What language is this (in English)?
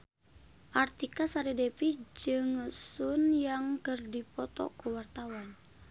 Sundanese